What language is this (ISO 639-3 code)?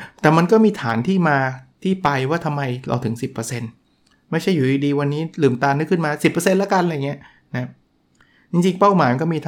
tha